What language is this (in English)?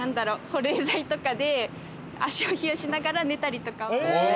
Japanese